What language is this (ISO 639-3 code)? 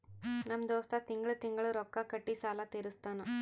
kan